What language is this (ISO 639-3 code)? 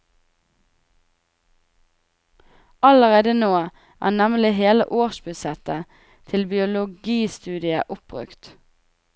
nor